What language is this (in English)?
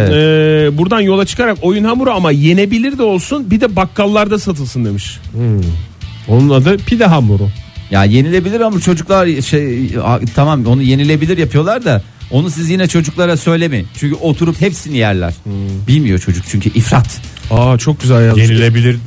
Turkish